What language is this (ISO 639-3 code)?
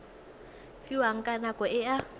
tsn